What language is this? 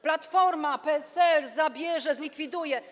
Polish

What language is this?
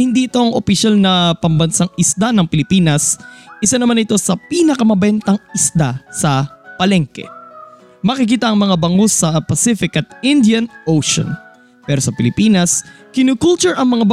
Filipino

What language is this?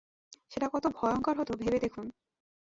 Bangla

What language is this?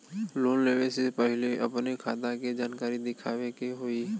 Bhojpuri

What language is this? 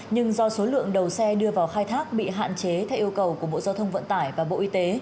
Vietnamese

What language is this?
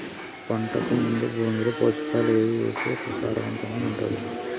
Telugu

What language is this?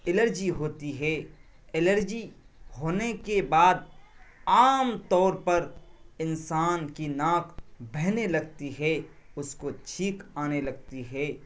Urdu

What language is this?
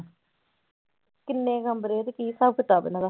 Punjabi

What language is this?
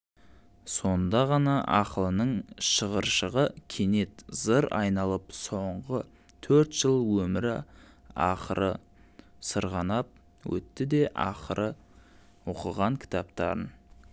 Kazakh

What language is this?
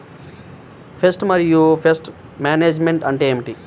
Telugu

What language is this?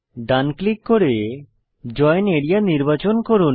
Bangla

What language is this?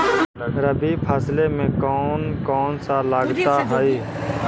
Magahi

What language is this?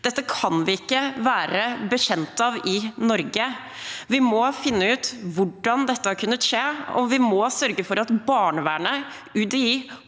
Norwegian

